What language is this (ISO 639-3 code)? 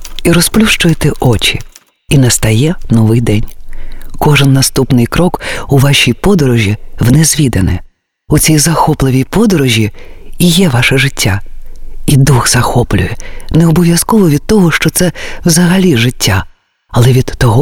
ukr